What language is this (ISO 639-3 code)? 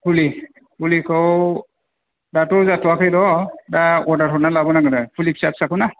brx